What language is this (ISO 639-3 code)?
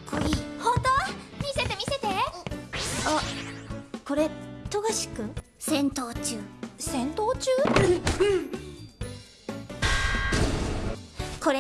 jpn